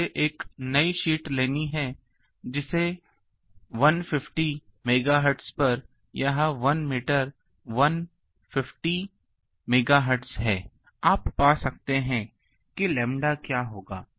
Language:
Hindi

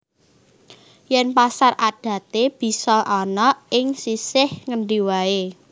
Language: Javanese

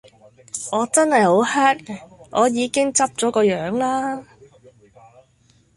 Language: Cantonese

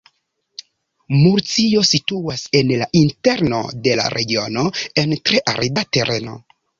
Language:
Esperanto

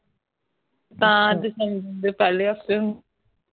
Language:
Punjabi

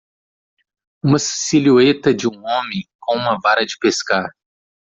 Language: Portuguese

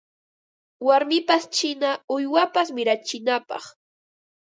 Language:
Ambo-Pasco Quechua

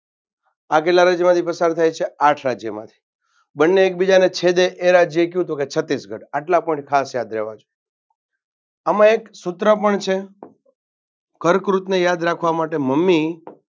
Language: Gujarati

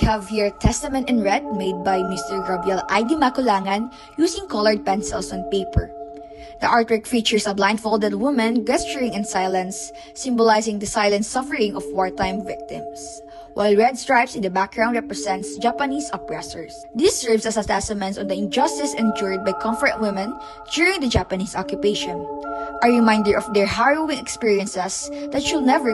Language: English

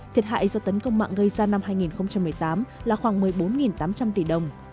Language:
Vietnamese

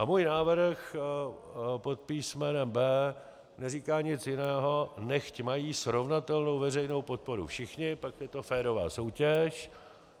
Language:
Czech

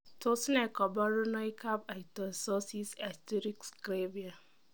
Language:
Kalenjin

